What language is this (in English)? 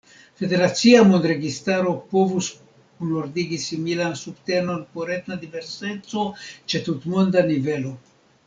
Esperanto